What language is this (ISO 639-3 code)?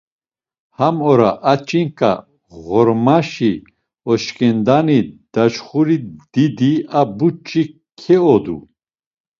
lzz